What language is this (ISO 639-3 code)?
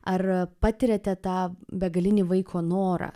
lit